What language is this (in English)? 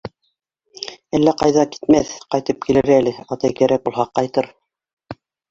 Bashkir